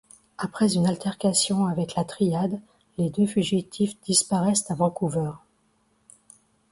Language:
French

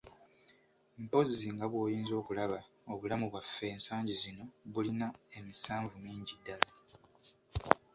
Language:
Ganda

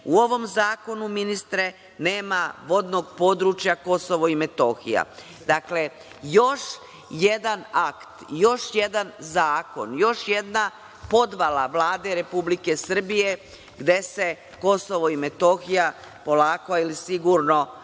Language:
Serbian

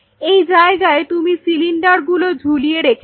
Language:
Bangla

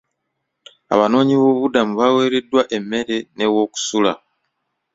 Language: Ganda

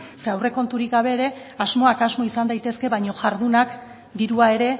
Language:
Basque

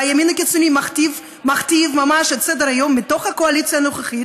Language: Hebrew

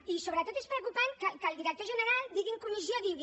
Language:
Catalan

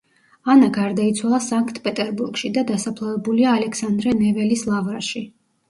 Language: Georgian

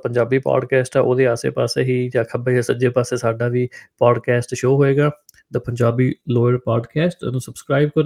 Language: Punjabi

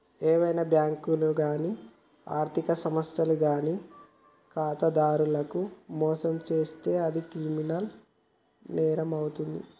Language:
Telugu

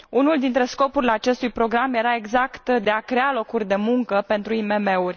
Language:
Romanian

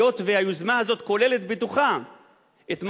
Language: Hebrew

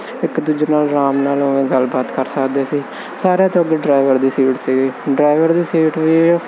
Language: Punjabi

